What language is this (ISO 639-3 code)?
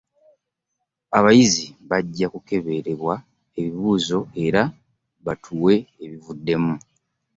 lug